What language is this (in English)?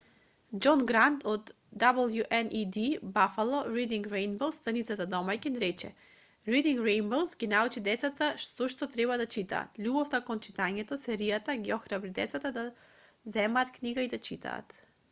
Macedonian